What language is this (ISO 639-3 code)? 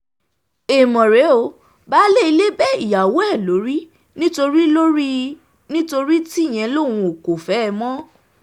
yor